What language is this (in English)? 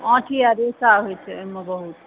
Maithili